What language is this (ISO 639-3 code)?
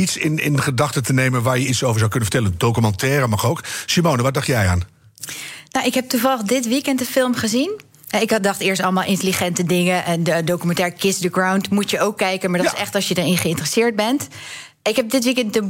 nld